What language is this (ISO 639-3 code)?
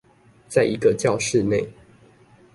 zho